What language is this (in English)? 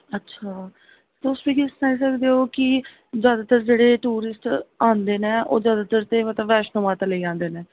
Dogri